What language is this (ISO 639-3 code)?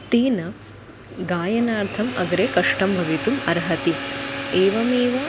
san